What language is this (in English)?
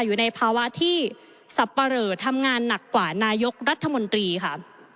Thai